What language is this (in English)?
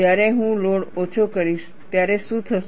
Gujarati